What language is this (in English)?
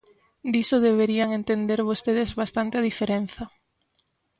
Galician